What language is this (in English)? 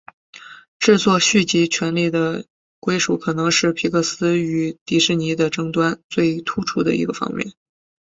Chinese